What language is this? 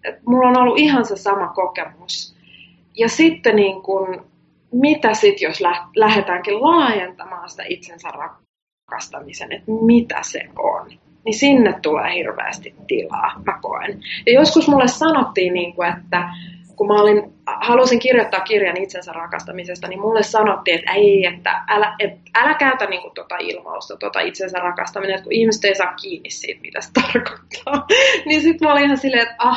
Finnish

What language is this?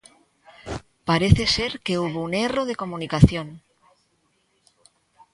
Galician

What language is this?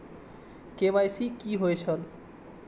Maithili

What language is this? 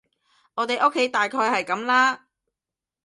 Cantonese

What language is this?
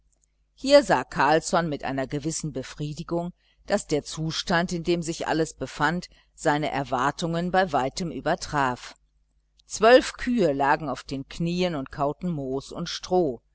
German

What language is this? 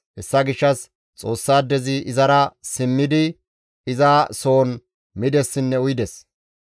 Gamo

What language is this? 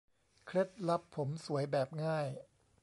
Thai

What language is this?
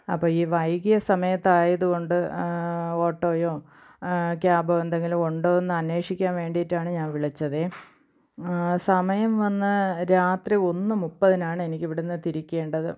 Malayalam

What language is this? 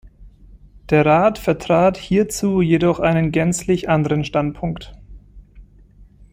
German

